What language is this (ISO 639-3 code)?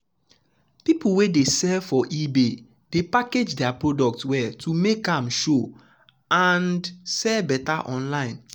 pcm